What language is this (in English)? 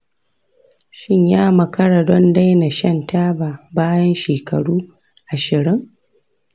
Hausa